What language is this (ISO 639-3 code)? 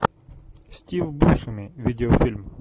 rus